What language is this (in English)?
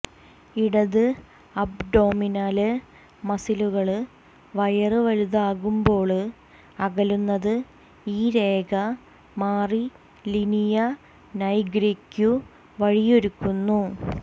Malayalam